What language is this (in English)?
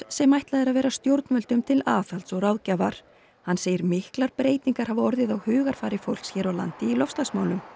Icelandic